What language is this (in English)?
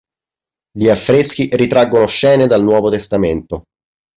Italian